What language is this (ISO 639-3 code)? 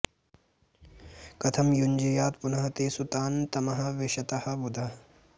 san